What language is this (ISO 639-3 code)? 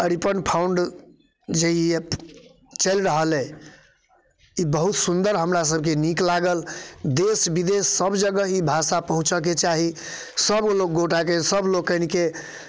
mai